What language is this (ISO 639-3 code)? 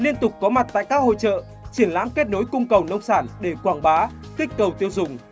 vie